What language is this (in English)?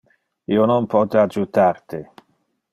Interlingua